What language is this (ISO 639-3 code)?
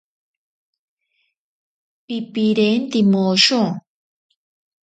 prq